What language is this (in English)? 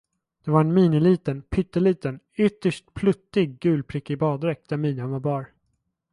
Swedish